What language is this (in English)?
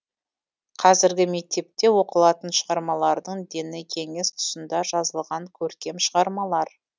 Kazakh